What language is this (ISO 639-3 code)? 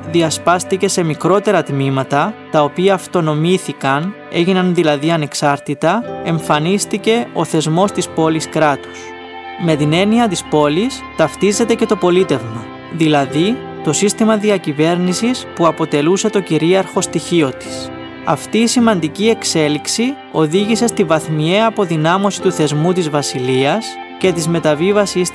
ell